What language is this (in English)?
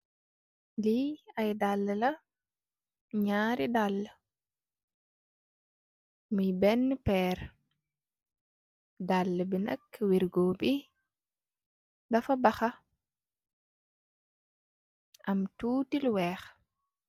Wolof